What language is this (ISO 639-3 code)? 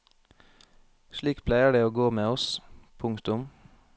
nor